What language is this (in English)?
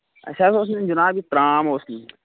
Kashmiri